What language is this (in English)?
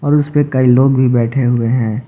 Hindi